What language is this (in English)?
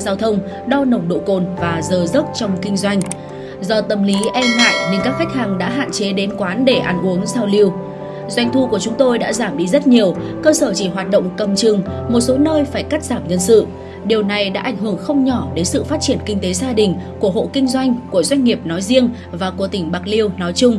Vietnamese